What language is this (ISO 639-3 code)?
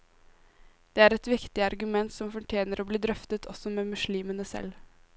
nor